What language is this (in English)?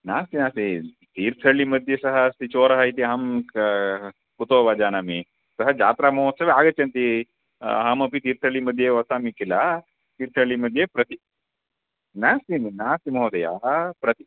Sanskrit